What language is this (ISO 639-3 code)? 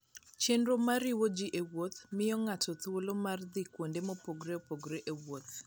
luo